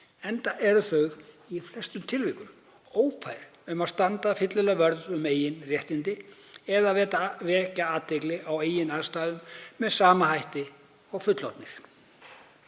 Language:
Icelandic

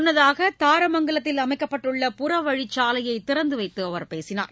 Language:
Tamil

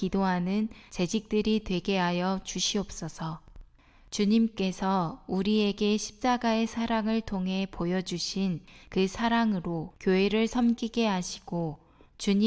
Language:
Korean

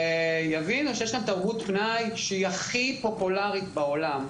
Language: Hebrew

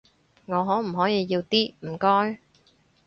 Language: Cantonese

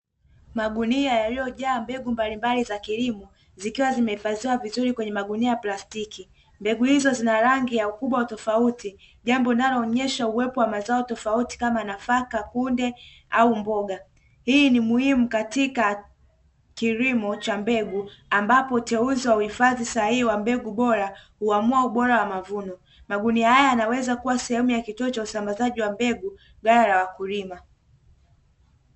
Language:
Swahili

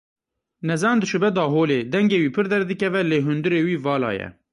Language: Kurdish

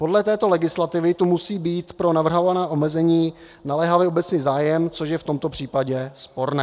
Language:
Czech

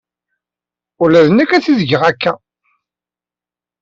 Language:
Kabyle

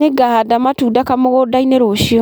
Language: Kikuyu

